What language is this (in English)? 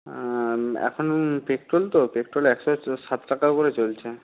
Bangla